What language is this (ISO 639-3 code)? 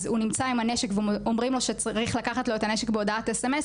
heb